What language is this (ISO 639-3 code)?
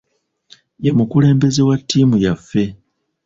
lug